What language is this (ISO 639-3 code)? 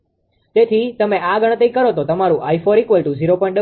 guj